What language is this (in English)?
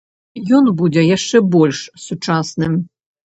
Belarusian